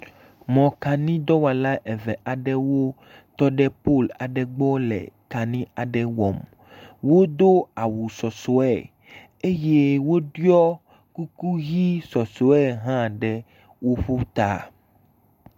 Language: Ewe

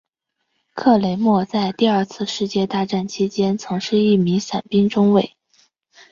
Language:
Chinese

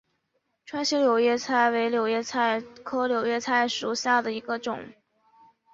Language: Chinese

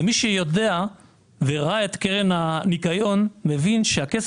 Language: Hebrew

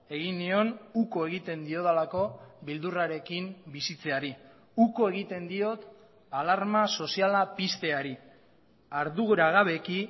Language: Basque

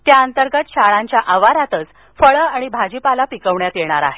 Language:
Marathi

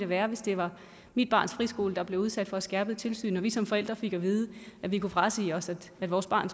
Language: Danish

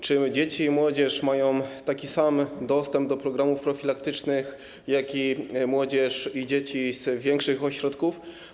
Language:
Polish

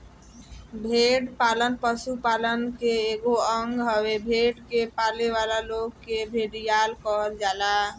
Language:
Bhojpuri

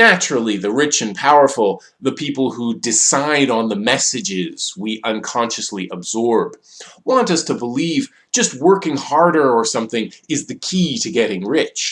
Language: English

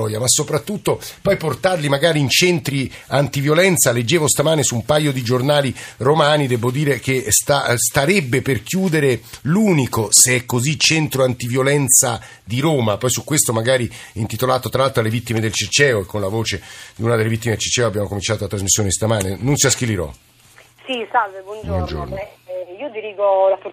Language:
Italian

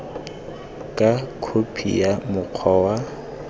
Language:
Tswana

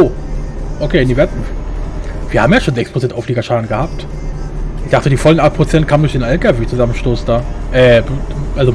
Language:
German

